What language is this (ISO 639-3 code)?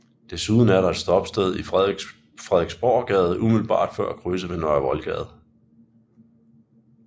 dan